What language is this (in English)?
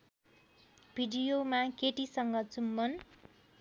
Nepali